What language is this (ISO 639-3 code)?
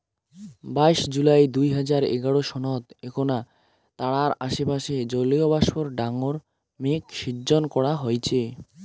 ben